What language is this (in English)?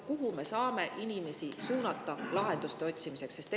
Estonian